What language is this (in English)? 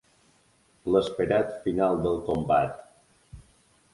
Catalan